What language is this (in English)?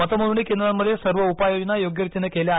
Marathi